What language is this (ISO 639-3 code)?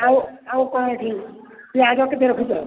ori